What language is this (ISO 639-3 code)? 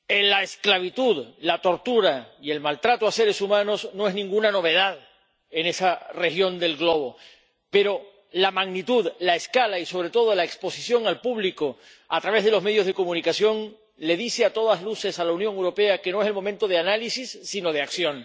spa